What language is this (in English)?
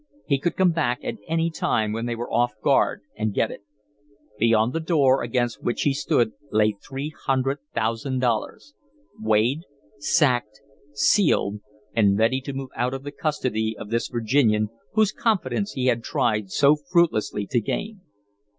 English